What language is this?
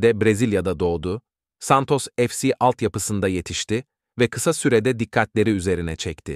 Turkish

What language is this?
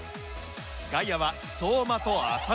Japanese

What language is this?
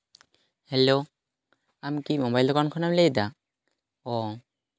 Santali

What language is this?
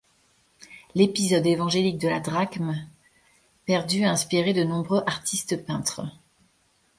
French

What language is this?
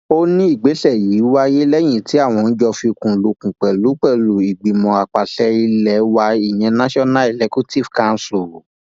Yoruba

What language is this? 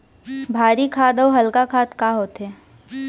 Chhattisgarhi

